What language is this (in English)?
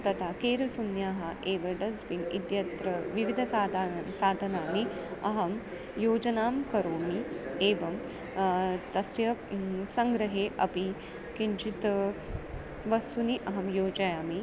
Sanskrit